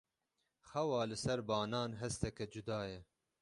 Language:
Kurdish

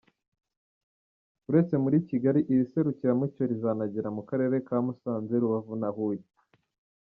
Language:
Kinyarwanda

